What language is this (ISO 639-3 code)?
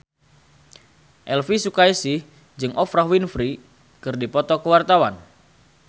sun